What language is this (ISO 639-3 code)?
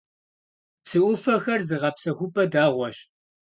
kbd